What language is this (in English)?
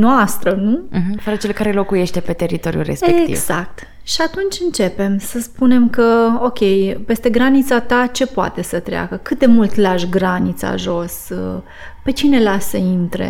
Romanian